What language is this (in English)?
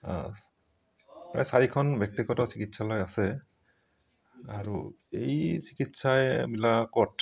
Assamese